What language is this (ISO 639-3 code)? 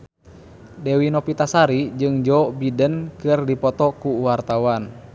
sun